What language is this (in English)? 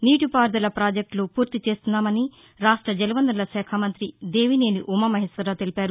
Telugu